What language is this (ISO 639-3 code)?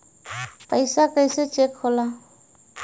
bho